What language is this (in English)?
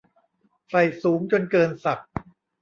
Thai